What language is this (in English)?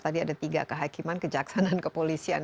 Indonesian